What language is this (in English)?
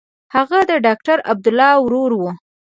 Pashto